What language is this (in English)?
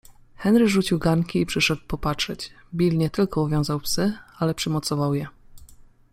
Polish